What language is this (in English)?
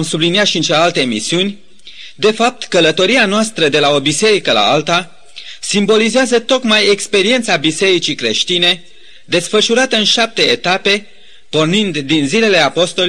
Romanian